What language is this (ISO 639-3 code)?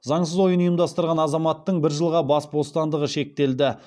kaz